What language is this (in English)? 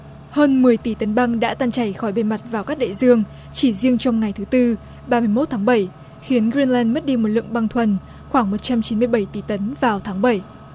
Vietnamese